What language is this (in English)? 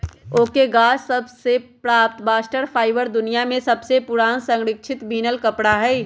Magahi